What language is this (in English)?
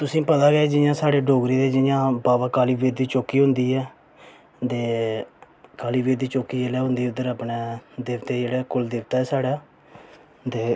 Dogri